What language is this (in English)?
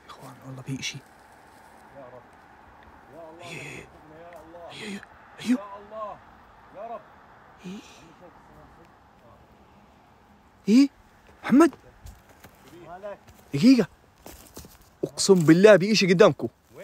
Arabic